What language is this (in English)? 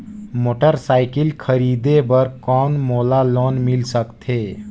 Chhattisgarhi